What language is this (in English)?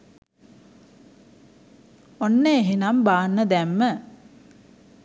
Sinhala